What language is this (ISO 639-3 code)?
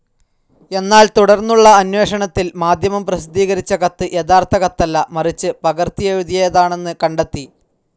mal